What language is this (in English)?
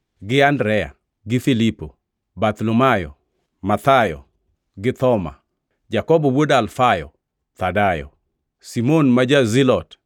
Luo (Kenya and Tanzania)